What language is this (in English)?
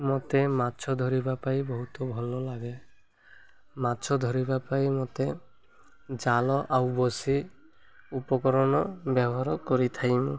Odia